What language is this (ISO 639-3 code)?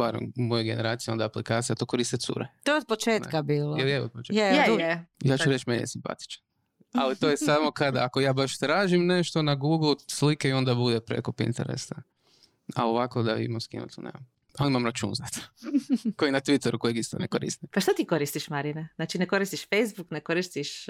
hrv